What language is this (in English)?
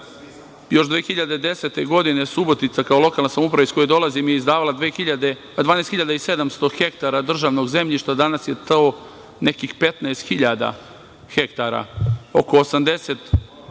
Serbian